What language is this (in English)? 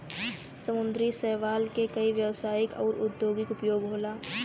Bhojpuri